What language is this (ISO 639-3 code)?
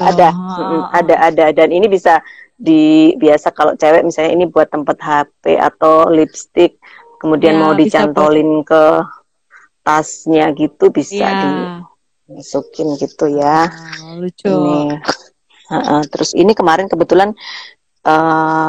ind